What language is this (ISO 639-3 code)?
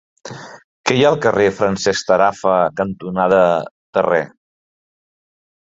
cat